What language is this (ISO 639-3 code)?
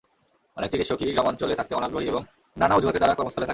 ben